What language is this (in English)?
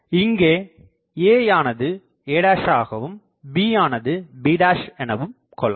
Tamil